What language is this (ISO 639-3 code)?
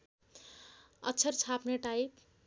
nep